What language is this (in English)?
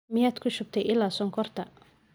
Somali